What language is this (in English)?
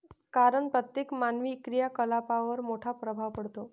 Marathi